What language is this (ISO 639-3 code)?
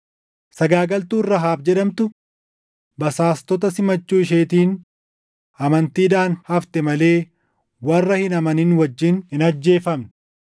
orm